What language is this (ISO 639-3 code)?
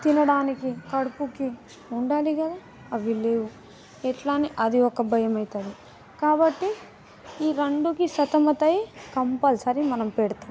tel